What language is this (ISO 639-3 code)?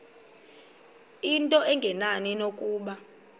xho